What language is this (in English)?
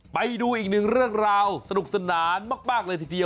Thai